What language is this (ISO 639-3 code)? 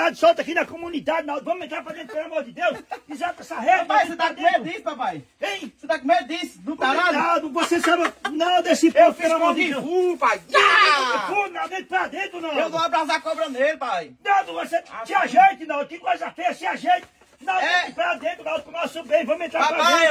por